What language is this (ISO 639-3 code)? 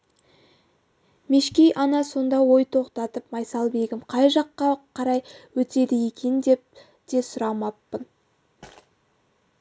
kaz